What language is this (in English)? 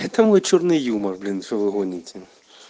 Russian